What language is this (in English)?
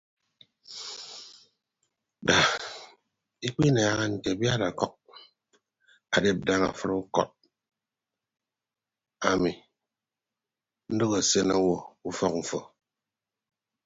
Ibibio